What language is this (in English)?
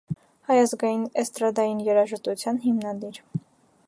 Armenian